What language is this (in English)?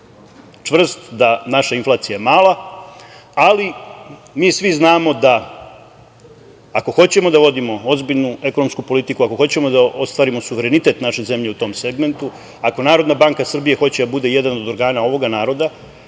Serbian